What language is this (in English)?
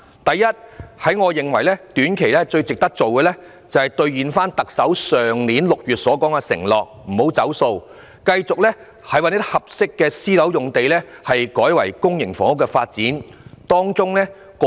Cantonese